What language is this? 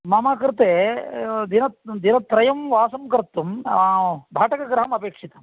Sanskrit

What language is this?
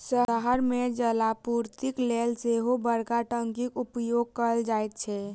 Maithili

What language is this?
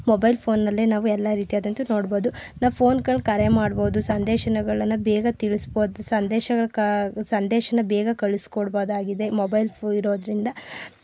Kannada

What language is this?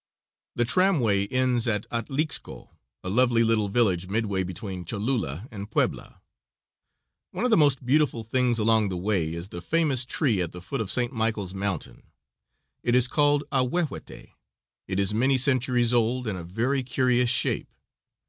English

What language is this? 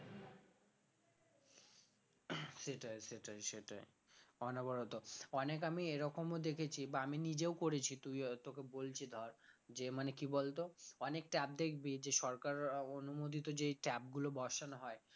Bangla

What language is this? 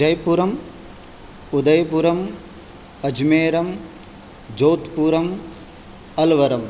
Sanskrit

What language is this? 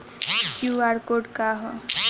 Bhojpuri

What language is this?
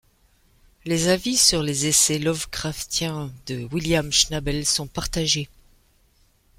French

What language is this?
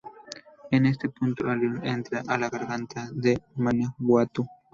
Spanish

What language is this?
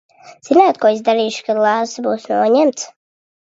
Latvian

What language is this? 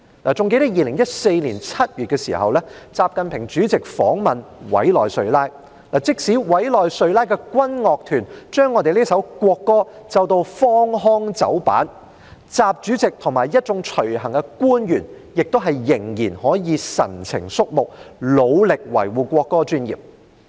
Cantonese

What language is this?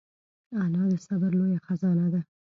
Pashto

